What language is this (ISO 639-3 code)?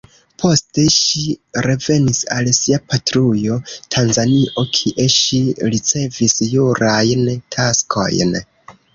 epo